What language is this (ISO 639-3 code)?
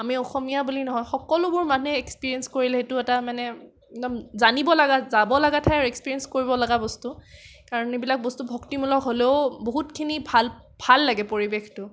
asm